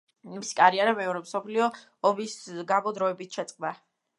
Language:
Georgian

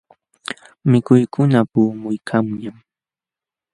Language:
Jauja Wanca Quechua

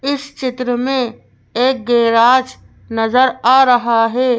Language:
Hindi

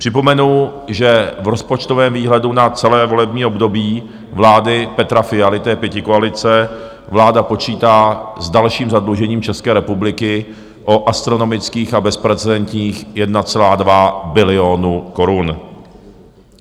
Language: Czech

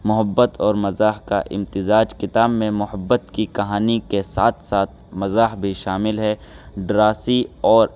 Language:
Urdu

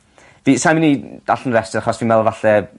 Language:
Welsh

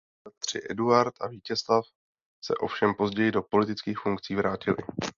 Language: Czech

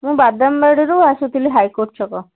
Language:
Odia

